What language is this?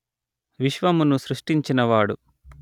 Telugu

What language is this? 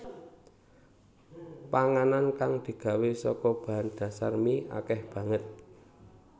Javanese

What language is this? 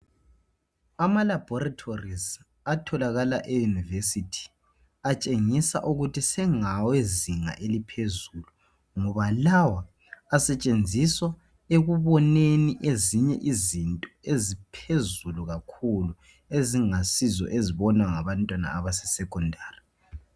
North Ndebele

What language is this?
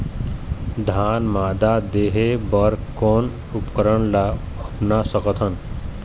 Chhattisgarhi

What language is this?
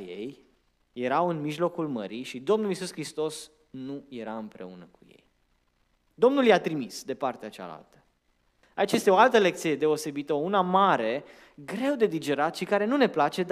Romanian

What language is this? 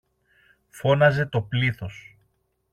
Greek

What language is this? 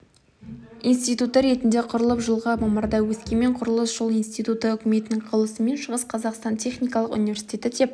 Kazakh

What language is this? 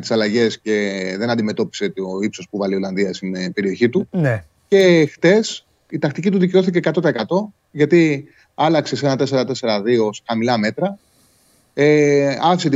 Greek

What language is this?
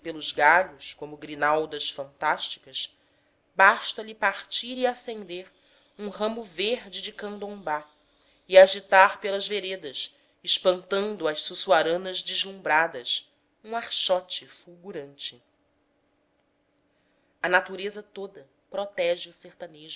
Portuguese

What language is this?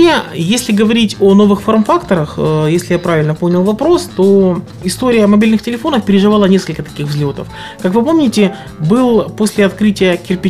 Russian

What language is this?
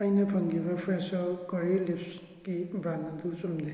Manipuri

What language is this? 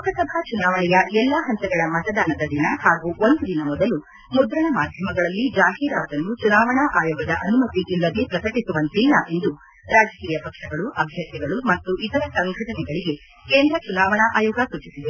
Kannada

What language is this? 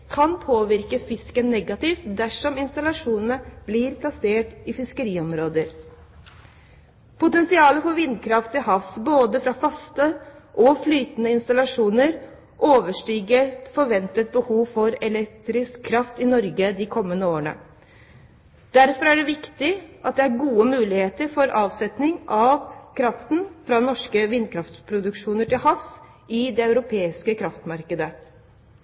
Norwegian Bokmål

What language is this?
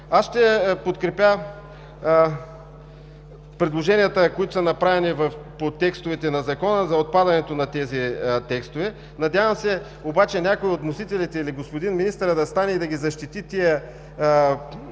Bulgarian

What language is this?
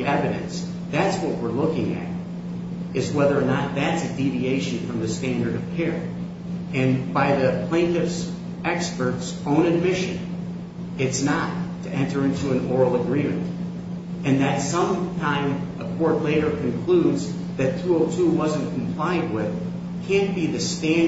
English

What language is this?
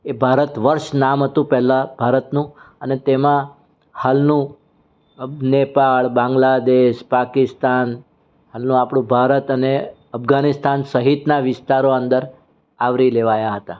Gujarati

